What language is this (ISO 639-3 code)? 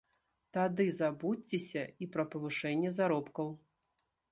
bel